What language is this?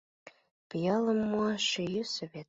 Mari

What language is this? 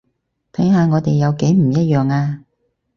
Cantonese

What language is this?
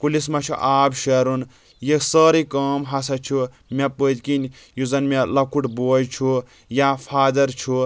Kashmiri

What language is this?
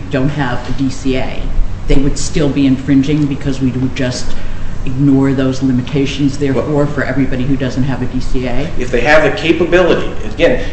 English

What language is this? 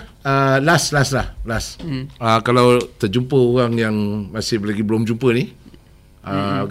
Malay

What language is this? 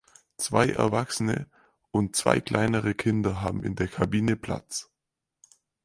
German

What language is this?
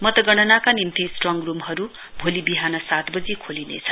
Nepali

